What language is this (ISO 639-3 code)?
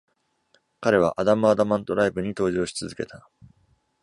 jpn